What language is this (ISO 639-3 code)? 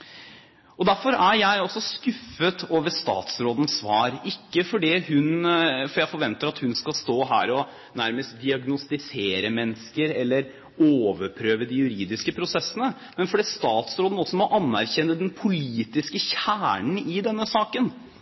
nob